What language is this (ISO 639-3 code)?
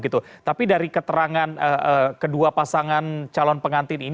ind